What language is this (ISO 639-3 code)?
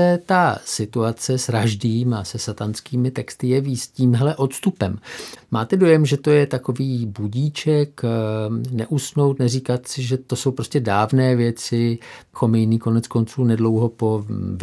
ces